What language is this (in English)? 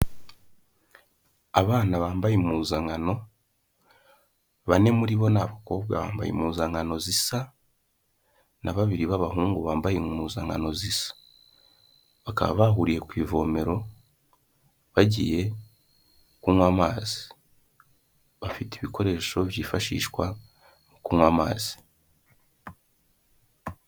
Kinyarwanda